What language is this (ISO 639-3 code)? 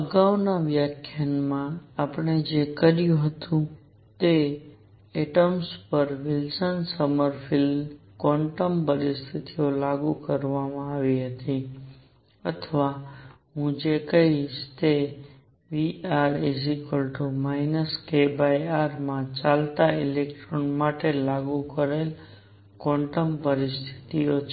guj